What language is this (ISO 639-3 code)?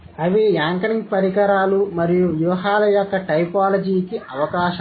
tel